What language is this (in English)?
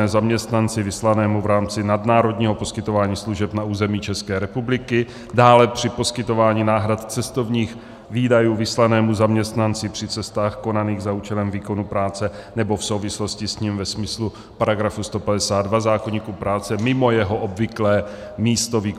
Czech